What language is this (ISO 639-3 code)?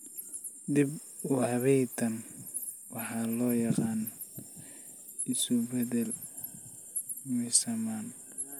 som